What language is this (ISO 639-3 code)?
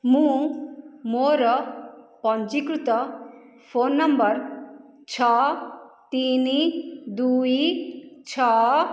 ori